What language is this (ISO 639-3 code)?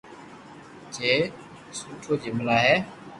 lrk